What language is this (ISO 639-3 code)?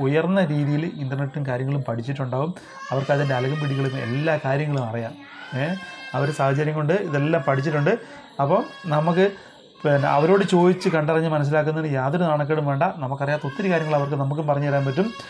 mal